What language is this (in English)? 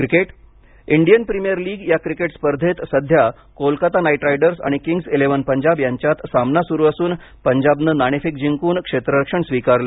Marathi